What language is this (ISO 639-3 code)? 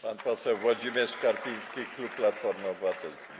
pol